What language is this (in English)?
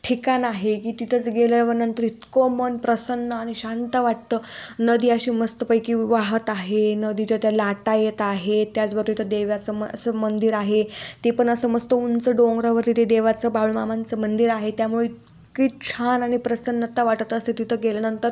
Marathi